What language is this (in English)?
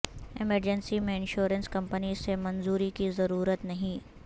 Urdu